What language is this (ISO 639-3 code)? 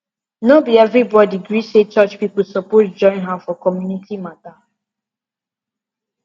pcm